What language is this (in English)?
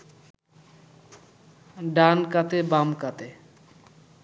Bangla